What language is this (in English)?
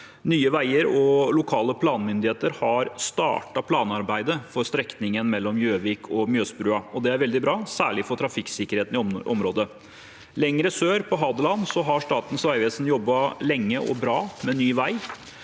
Norwegian